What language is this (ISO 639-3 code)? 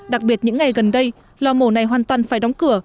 vie